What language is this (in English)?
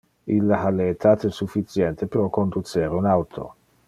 Interlingua